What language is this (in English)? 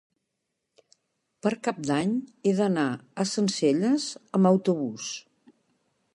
Catalan